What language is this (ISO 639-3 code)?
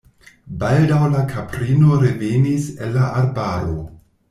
epo